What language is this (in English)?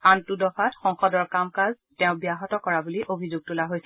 Assamese